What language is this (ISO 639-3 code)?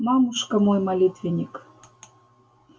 rus